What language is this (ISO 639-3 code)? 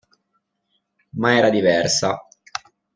ita